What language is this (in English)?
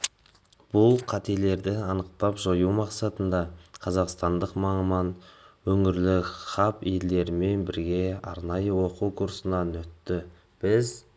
Kazakh